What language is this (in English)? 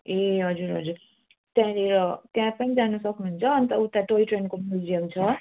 Nepali